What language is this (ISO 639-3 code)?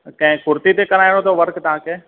snd